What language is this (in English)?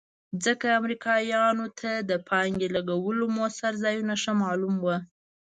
Pashto